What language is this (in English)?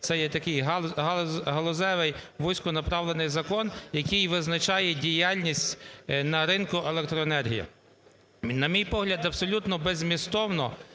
Ukrainian